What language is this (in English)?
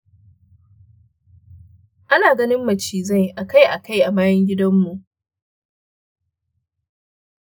Hausa